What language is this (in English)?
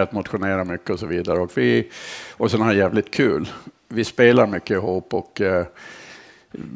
Swedish